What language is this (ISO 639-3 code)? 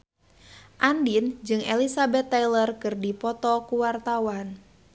sun